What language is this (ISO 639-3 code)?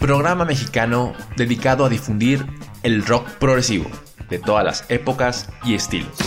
spa